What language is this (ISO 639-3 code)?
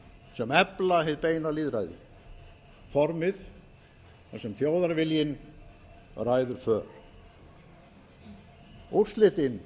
isl